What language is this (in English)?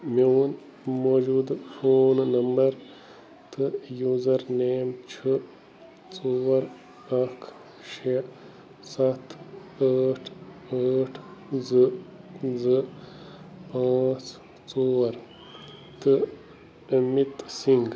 Kashmiri